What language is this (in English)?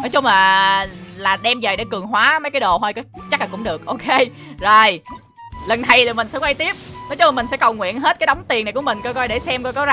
Vietnamese